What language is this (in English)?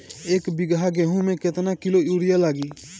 Bhojpuri